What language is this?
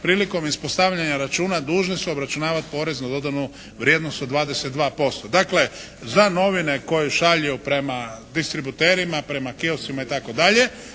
Croatian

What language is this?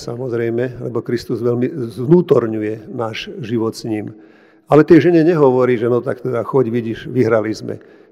Slovak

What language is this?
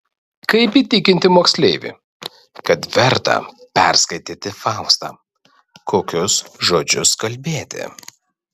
Lithuanian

